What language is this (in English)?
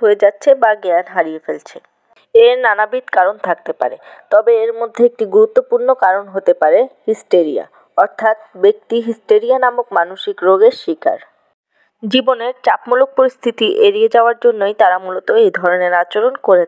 Arabic